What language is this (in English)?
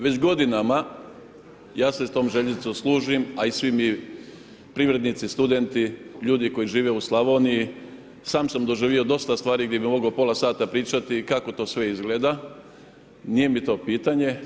Croatian